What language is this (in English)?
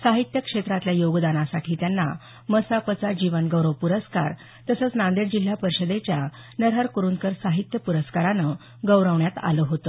Marathi